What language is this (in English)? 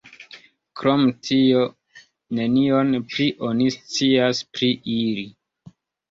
Esperanto